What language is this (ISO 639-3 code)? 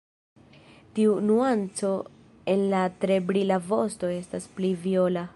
epo